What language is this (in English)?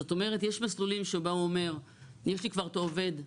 Hebrew